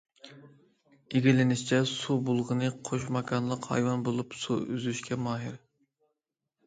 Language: Uyghur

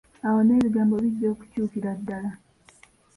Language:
Ganda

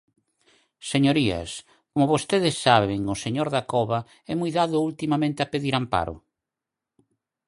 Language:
Galician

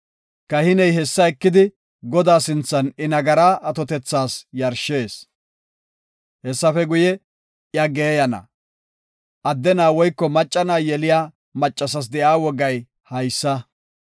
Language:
Gofa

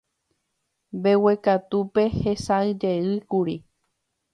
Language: Guarani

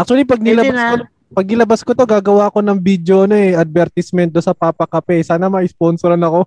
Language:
Filipino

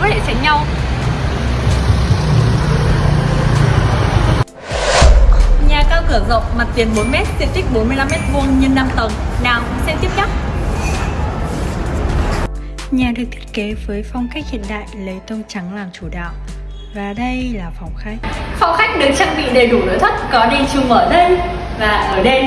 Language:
Vietnamese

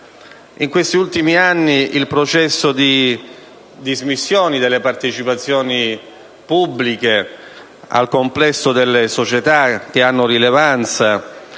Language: Italian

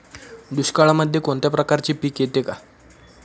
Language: Marathi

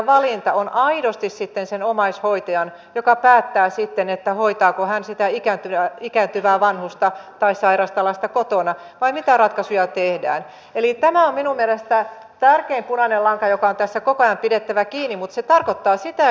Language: Finnish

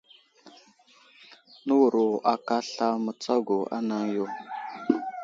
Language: Wuzlam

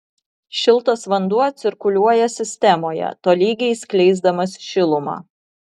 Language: Lithuanian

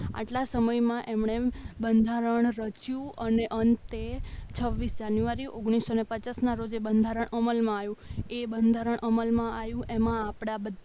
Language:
Gujarati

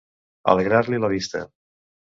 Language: Catalan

